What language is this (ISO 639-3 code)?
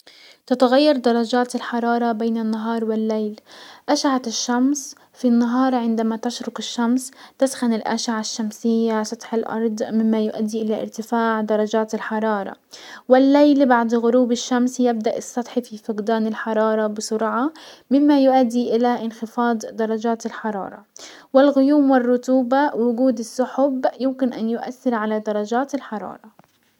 acw